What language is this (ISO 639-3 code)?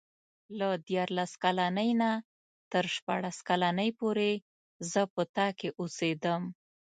pus